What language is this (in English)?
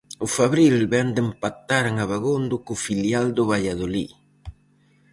Galician